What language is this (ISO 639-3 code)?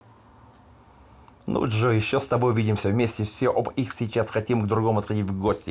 rus